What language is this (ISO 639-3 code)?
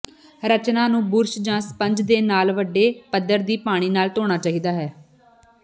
pan